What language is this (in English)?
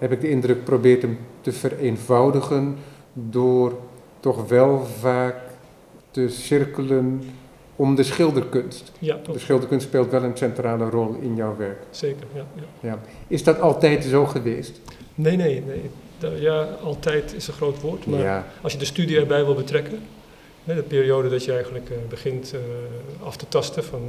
Dutch